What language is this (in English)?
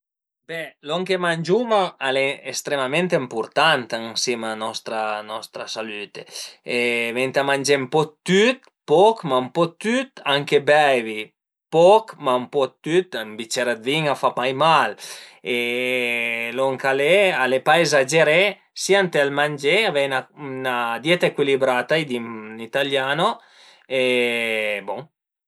Piedmontese